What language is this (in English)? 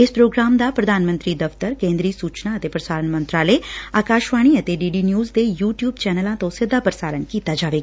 Punjabi